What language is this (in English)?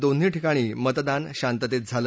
Marathi